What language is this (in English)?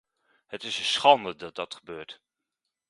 Dutch